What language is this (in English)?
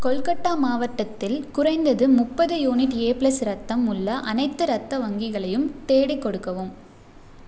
Tamil